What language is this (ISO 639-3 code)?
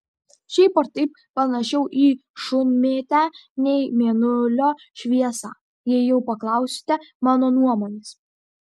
lit